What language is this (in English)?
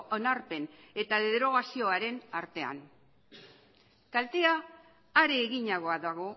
Basque